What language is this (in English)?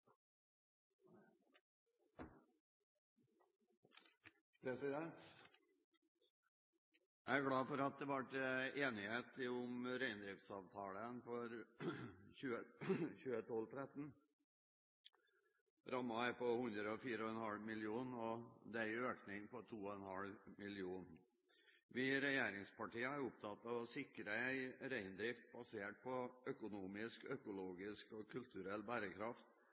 Norwegian